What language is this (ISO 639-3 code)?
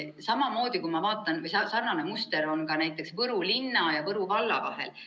est